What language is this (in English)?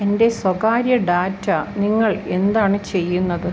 Malayalam